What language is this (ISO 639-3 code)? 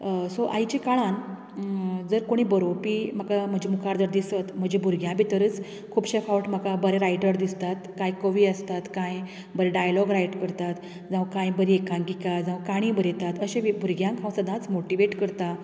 kok